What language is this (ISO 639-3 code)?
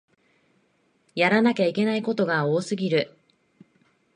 jpn